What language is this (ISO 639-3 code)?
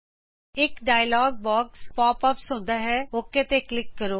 pan